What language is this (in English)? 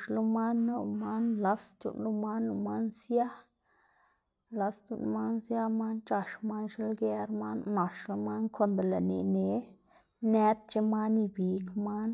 Xanaguía Zapotec